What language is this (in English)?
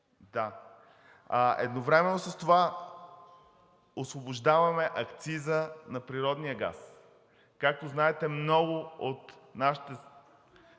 Bulgarian